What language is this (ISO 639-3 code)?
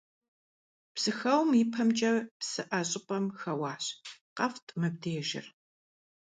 kbd